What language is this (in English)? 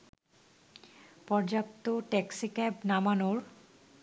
Bangla